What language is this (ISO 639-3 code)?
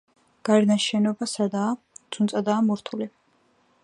kat